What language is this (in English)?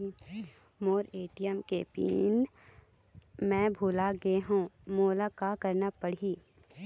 Chhattisgarhi